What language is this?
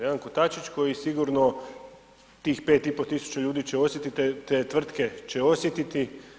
Croatian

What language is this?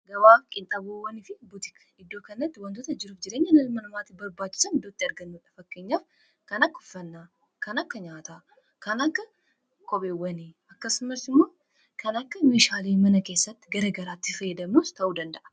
Oromo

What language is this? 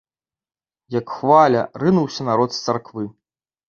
Belarusian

